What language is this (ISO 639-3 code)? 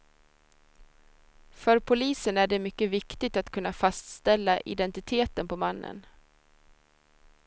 swe